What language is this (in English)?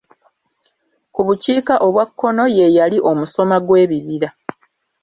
Ganda